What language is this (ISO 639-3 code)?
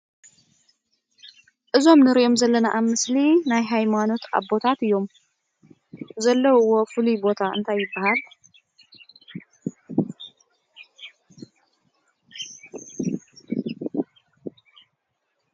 tir